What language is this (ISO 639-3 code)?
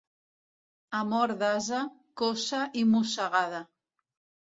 cat